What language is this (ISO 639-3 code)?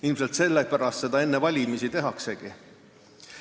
est